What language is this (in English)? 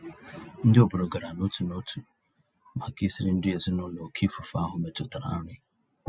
Igbo